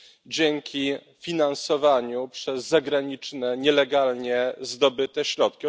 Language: Polish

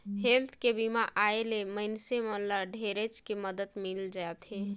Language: Chhattisgarhi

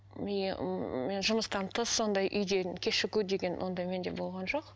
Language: Kazakh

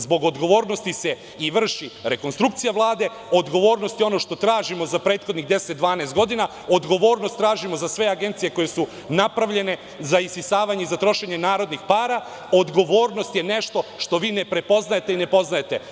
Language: Serbian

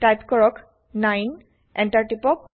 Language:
Assamese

